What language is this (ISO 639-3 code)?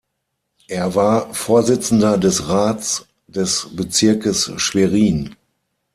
deu